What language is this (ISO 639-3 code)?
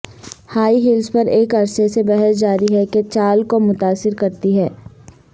urd